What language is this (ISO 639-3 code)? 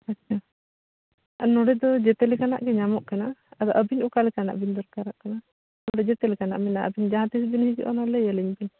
sat